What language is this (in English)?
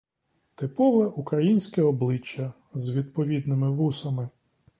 Ukrainian